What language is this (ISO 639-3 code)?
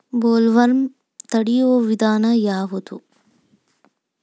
kan